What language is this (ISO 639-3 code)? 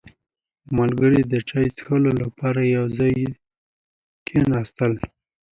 pus